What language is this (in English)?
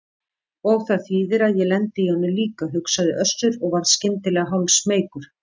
Icelandic